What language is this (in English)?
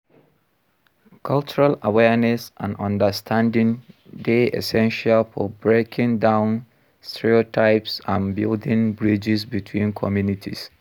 Nigerian Pidgin